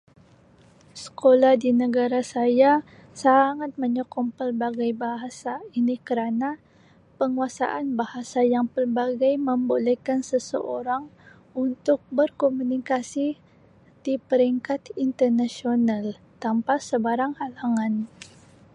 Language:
Sabah Malay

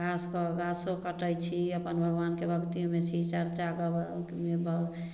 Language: Maithili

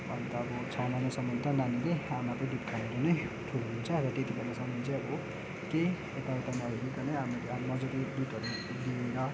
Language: Nepali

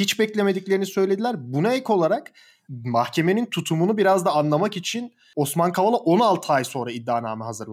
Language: Turkish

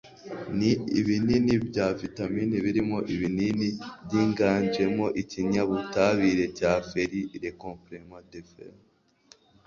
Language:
Kinyarwanda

